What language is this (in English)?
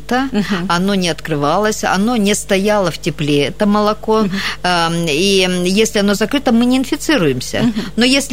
Russian